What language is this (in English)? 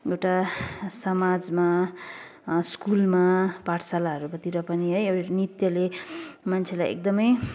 Nepali